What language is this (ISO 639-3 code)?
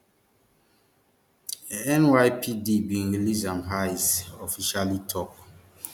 pcm